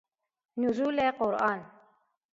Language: Persian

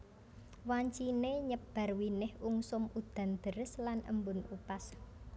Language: Javanese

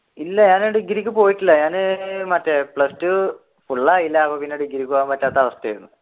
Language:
Malayalam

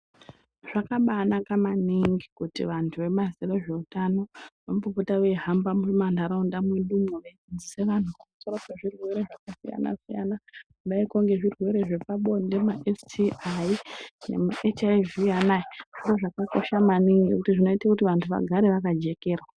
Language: Ndau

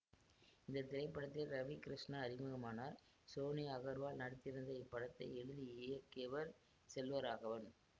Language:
Tamil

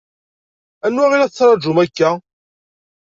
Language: Kabyle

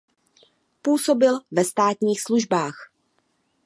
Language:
Czech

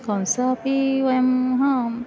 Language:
Sanskrit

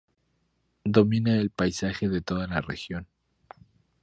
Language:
Spanish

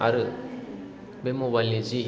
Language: Bodo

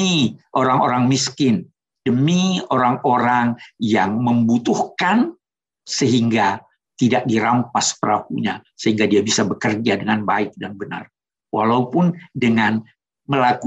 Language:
Indonesian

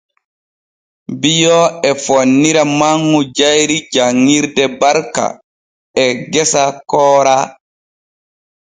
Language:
Borgu Fulfulde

